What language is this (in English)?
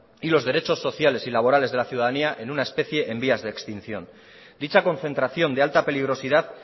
Spanish